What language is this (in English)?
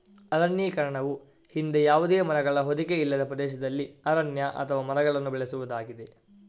Kannada